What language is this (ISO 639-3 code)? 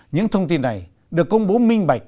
vie